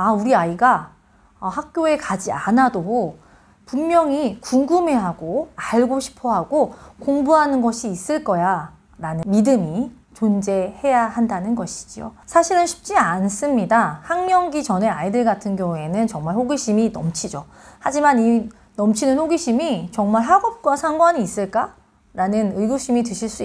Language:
Korean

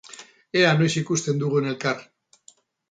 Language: Basque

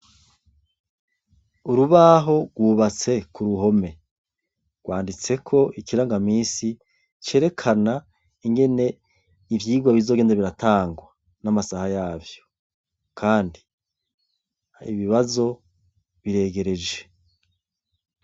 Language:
Rundi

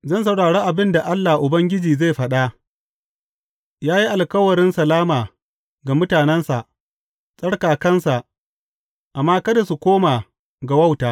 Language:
Hausa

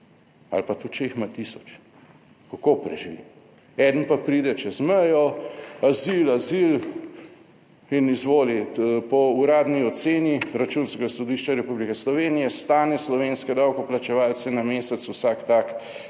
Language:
Slovenian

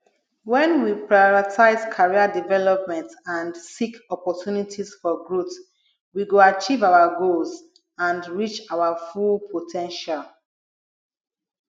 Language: Nigerian Pidgin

